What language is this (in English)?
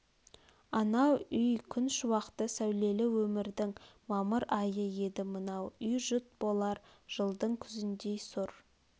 Kazakh